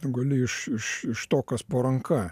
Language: Lithuanian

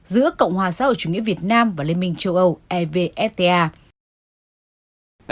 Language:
Vietnamese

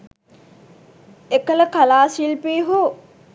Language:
Sinhala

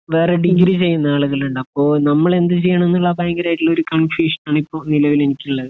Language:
Malayalam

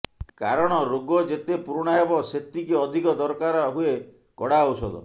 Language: Odia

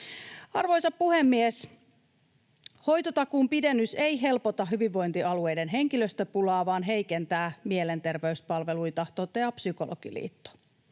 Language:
Finnish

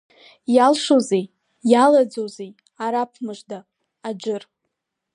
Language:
Abkhazian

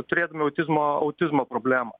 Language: Lithuanian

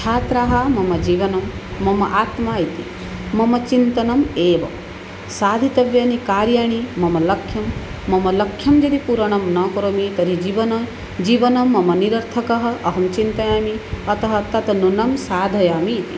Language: Sanskrit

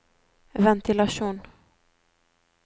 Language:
Norwegian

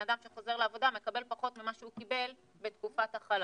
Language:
Hebrew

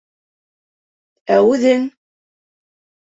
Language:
Bashkir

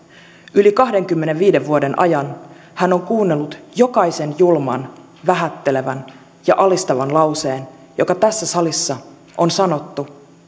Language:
Finnish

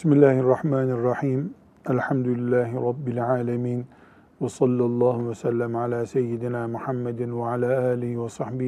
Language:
Turkish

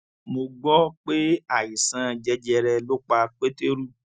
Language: Yoruba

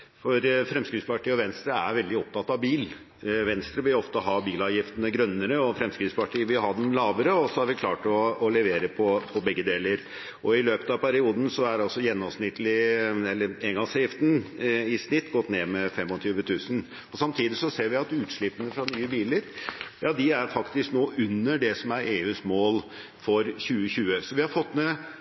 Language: Norwegian Bokmål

